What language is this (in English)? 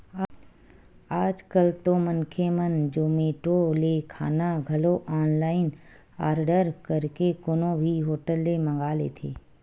Chhattisgarhi